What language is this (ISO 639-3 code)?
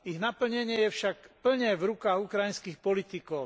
slk